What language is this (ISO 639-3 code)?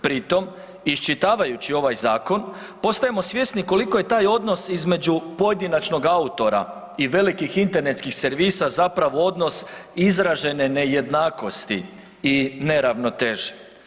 hrv